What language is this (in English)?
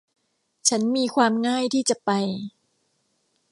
Thai